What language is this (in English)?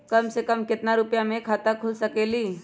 Magahi